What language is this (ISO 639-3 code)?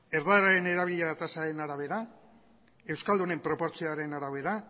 eus